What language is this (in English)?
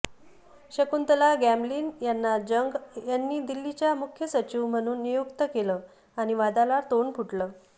Marathi